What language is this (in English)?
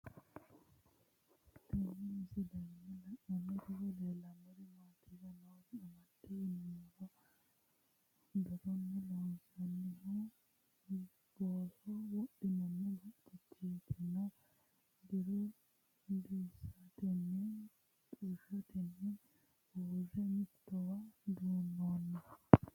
Sidamo